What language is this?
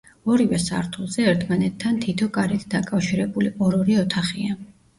Georgian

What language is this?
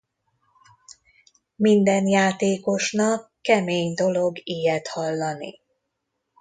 Hungarian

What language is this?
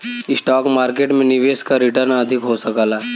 Bhojpuri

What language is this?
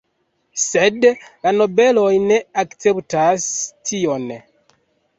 Esperanto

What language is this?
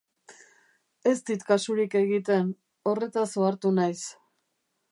Basque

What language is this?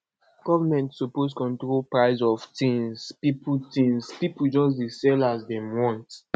Nigerian Pidgin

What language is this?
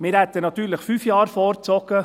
Swiss German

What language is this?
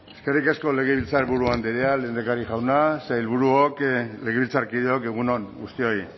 Basque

